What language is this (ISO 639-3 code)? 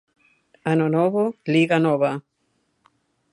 glg